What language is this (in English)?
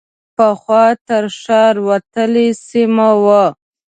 Pashto